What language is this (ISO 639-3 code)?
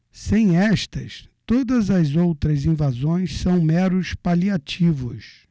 por